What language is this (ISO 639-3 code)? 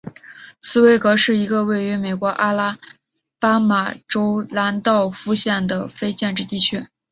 zho